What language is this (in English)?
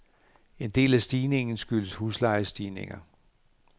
Danish